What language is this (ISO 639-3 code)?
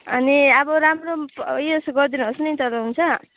nep